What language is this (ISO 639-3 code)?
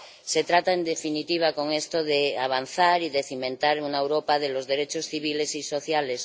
spa